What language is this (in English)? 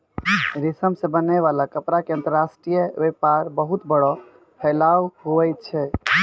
Maithili